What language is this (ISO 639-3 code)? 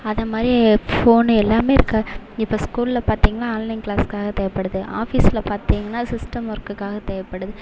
tam